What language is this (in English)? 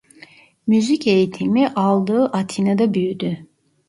Turkish